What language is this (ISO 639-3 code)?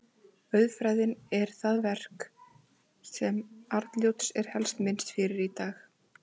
isl